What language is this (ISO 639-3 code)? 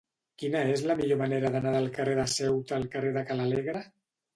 cat